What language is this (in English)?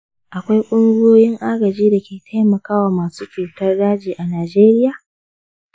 Hausa